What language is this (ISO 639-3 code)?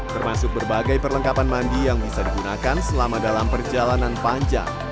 ind